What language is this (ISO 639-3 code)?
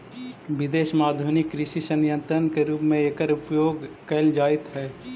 mag